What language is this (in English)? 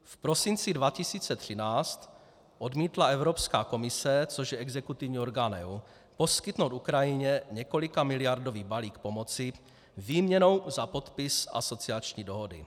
Czech